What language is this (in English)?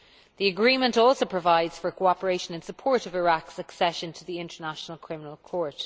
English